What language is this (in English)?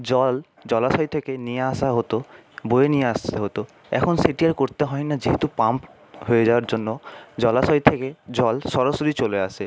Bangla